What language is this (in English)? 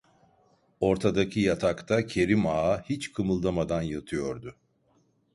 Turkish